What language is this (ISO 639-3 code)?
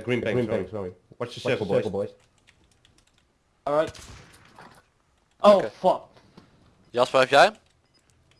nld